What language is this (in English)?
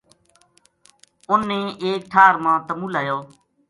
Gujari